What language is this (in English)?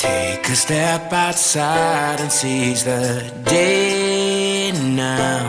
French